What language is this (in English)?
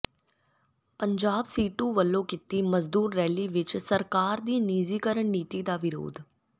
Punjabi